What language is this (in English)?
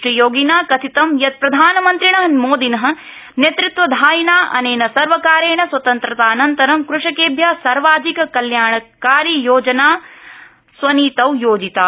Sanskrit